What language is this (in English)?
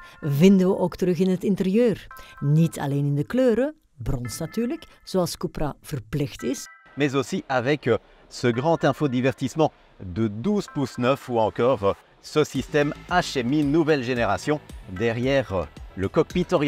Dutch